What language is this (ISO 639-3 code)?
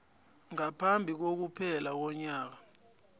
nbl